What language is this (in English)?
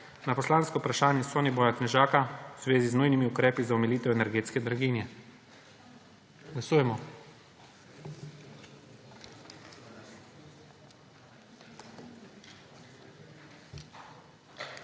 Slovenian